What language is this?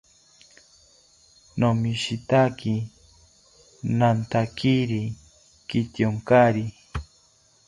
South Ucayali Ashéninka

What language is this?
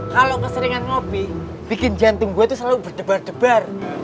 Indonesian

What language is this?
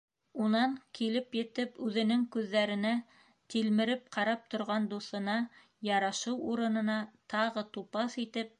Bashkir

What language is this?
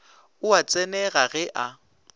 Northern Sotho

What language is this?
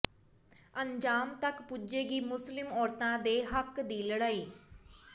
Punjabi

